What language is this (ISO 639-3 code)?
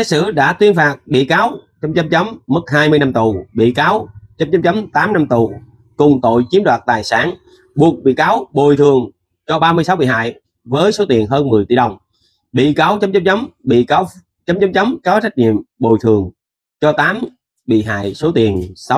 vie